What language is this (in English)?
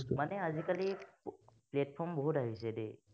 Assamese